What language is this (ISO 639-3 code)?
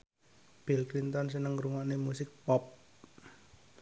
jav